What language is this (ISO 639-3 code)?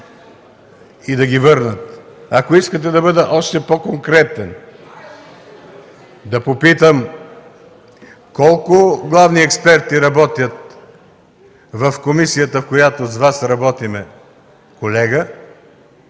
bul